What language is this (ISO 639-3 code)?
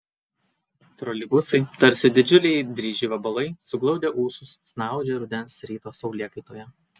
lit